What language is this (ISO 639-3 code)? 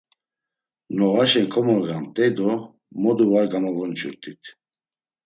lzz